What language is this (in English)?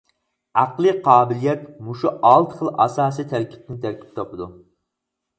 Uyghur